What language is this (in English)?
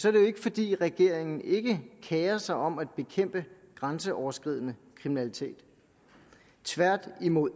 Danish